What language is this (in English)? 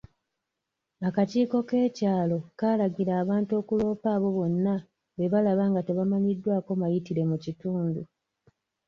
Ganda